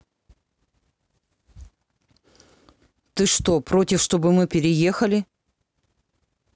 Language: Russian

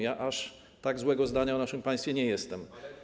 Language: Polish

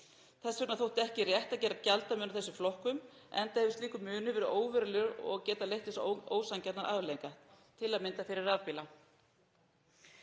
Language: Icelandic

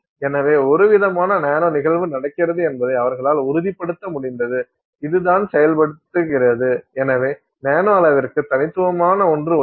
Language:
Tamil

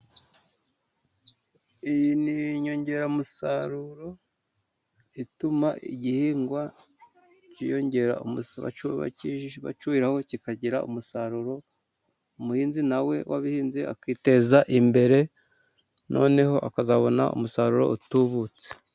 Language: Kinyarwanda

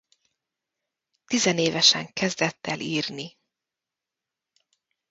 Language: Hungarian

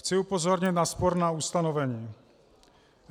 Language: Czech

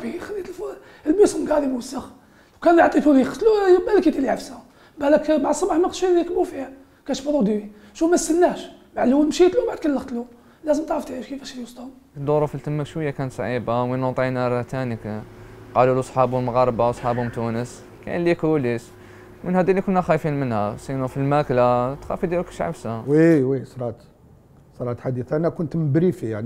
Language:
Arabic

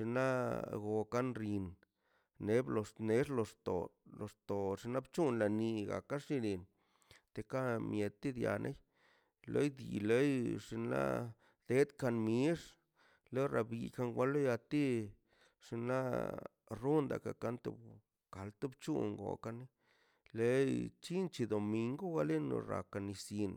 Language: Mazaltepec Zapotec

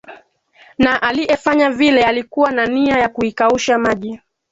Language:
Swahili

